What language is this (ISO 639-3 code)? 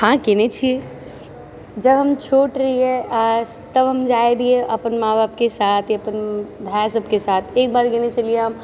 mai